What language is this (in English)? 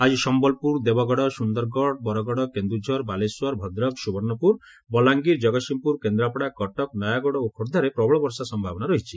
Odia